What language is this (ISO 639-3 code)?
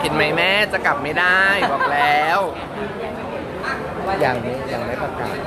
tha